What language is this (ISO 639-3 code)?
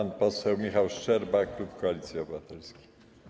pol